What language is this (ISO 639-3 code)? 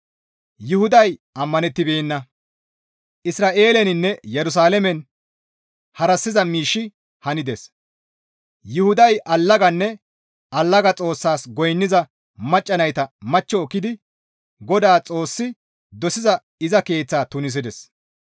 gmv